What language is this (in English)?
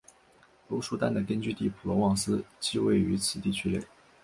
Chinese